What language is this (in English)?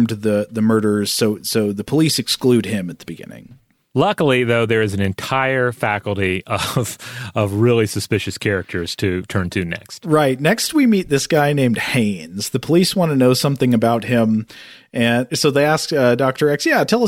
English